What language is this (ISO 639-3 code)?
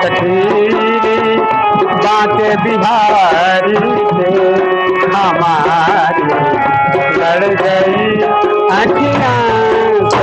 hin